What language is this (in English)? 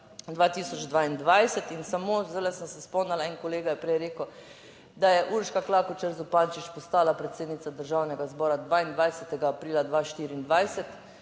Slovenian